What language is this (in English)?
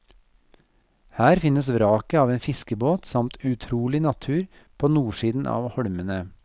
Norwegian